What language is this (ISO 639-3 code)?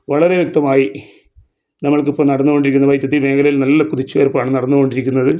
mal